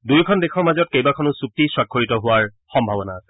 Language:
Assamese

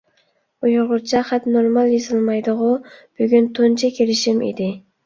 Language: Uyghur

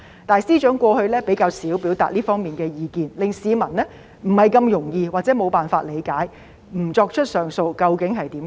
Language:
Cantonese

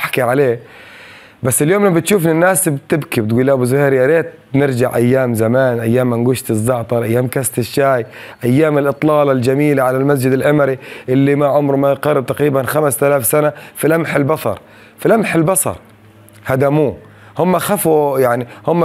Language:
Arabic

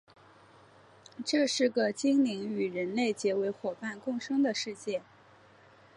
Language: Chinese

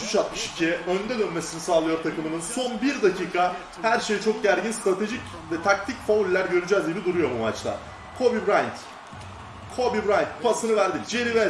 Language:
Turkish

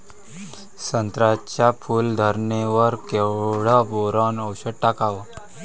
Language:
Marathi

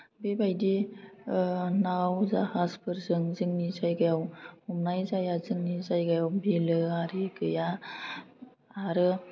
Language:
Bodo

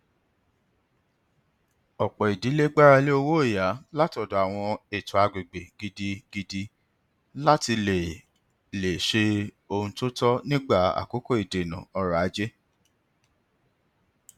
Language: Yoruba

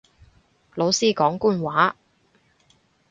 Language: Cantonese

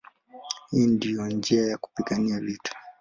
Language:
Swahili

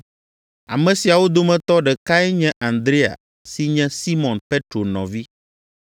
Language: Ewe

